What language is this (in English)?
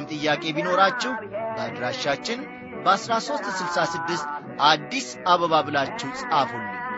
Amharic